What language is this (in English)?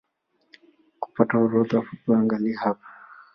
Swahili